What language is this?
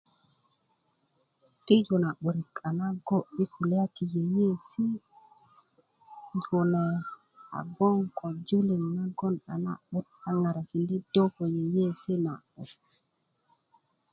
Kuku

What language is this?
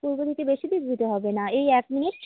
Bangla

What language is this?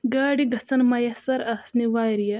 Kashmiri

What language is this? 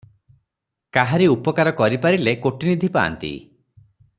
Odia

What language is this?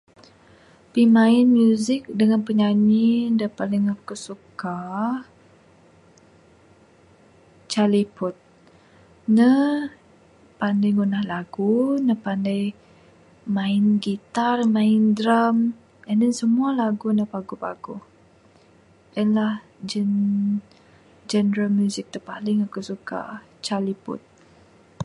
Bukar-Sadung Bidayuh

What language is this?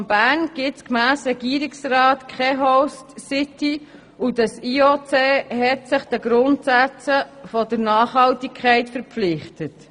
Swiss German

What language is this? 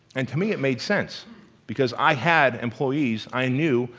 English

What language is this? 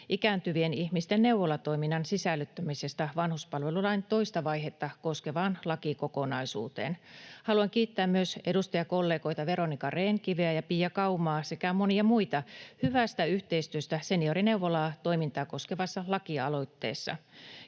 Finnish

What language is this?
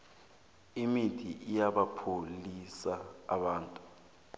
South Ndebele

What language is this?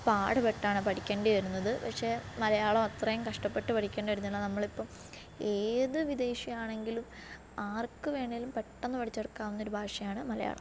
Malayalam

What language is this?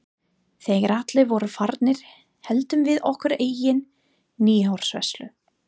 Icelandic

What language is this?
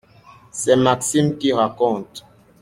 French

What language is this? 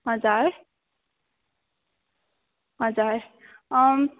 Nepali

